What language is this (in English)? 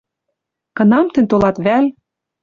Western Mari